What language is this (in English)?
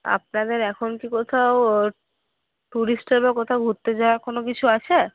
Bangla